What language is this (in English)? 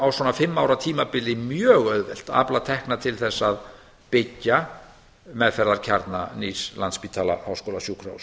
Icelandic